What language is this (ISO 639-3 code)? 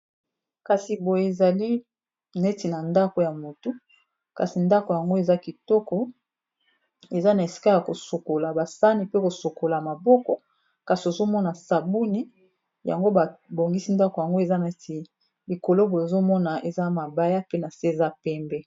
lin